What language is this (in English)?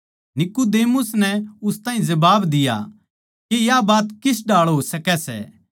Haryanvi